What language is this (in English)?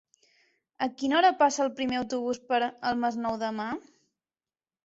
Catalan